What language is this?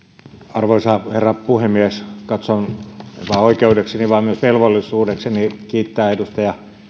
Finnish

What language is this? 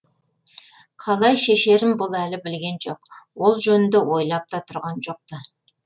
Kazakh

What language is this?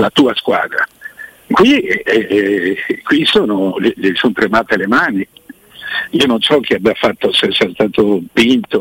Italian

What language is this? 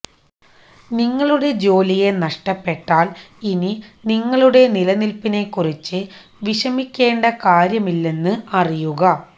Malayalam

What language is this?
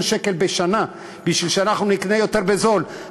Hebrew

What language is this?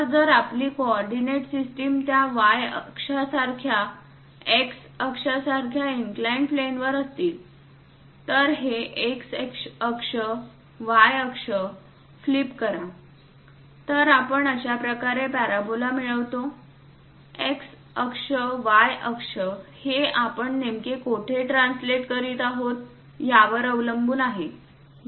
Marathi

